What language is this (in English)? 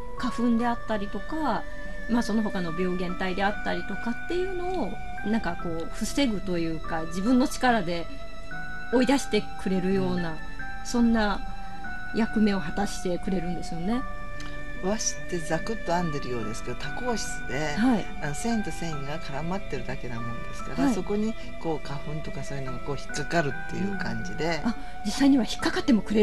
Japanese